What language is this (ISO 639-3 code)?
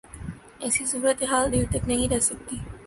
urd